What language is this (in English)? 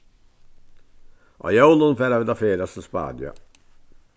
Faroese